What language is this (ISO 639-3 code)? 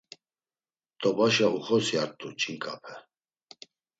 lzz